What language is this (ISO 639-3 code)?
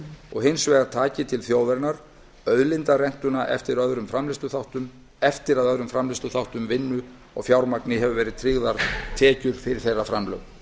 isl